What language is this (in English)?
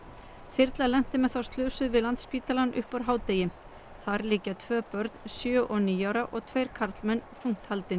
Icelandic